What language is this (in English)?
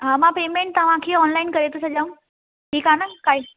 Sindhi